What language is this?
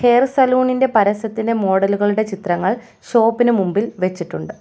Malayalam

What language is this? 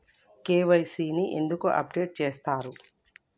Telugu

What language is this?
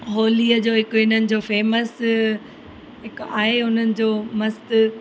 Sindhi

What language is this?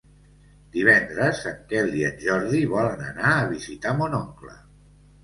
Catalan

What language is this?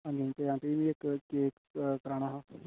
Dogri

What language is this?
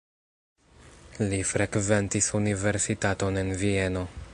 Esperanto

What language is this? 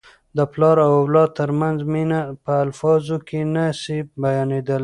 Pashto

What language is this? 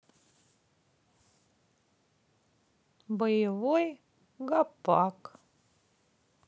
Russian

